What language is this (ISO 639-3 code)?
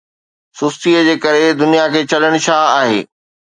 snd